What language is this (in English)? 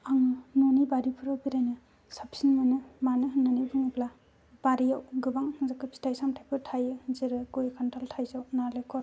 Bodo